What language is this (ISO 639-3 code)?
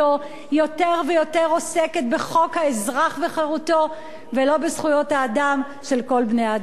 heb